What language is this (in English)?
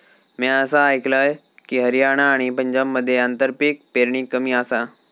Marathi